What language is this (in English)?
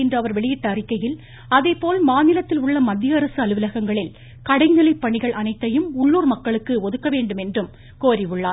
Tamil